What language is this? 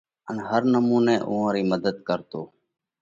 Parkari Koli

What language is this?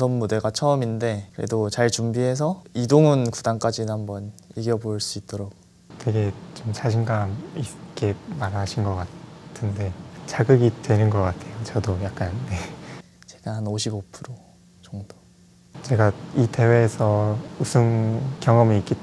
Korean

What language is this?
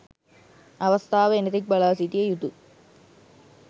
Sinhala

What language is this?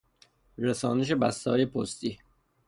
Persian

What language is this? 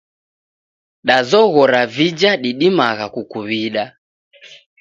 Taita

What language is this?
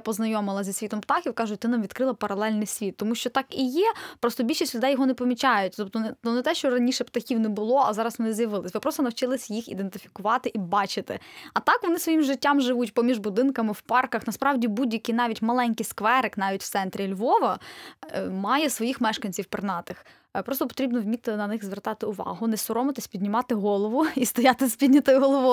Ukrainian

